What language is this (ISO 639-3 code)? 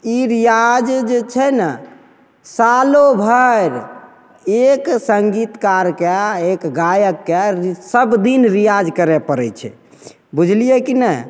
mai